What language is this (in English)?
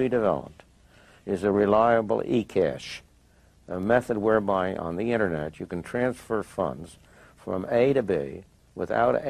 Persian